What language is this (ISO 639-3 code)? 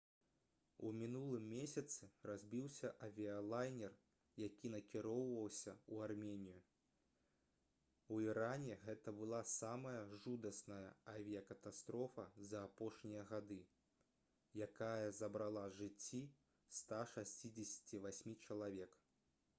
bel